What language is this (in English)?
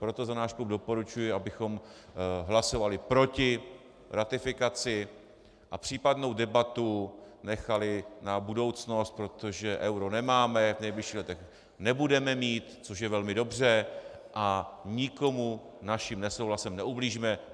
Czech